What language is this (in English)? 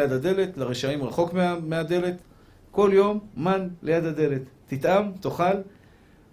Hebrew